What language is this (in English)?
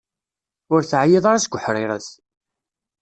Kabyle